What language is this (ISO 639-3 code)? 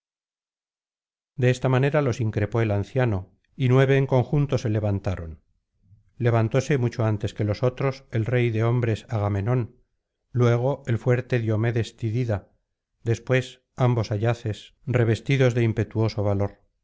spa